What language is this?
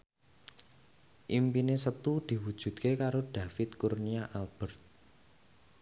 Javanese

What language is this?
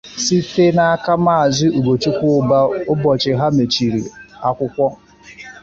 Igbo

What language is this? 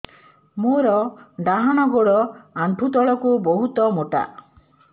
Odia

